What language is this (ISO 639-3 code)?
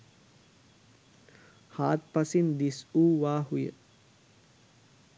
sin